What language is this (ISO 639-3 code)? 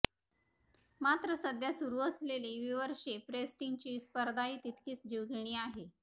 mar